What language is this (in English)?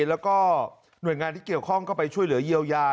Thai